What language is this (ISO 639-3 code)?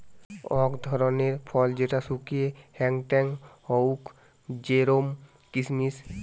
ben